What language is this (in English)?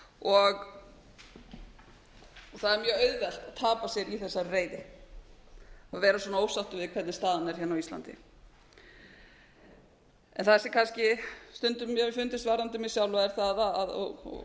Icelandic